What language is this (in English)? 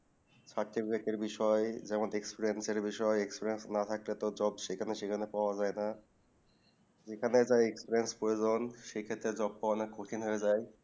Bangla